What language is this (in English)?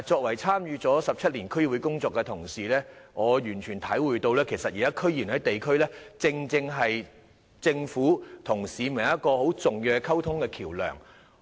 Cantonese